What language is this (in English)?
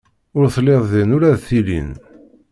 Kabyle